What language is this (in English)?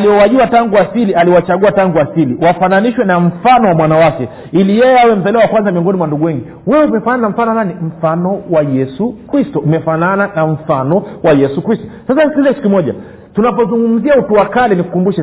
Swahili